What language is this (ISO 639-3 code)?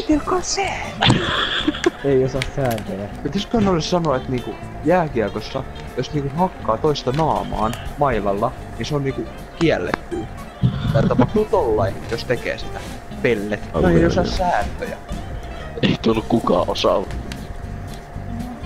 fin